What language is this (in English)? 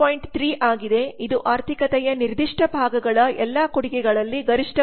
Kannada